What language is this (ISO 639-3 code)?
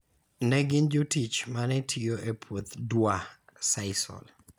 luo